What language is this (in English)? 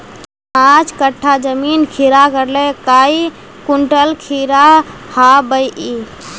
Magahi